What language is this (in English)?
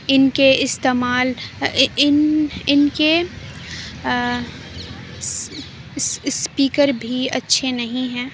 Urdu